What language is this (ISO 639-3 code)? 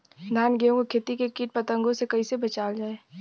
bho